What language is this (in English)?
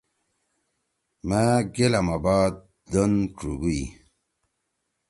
Torwali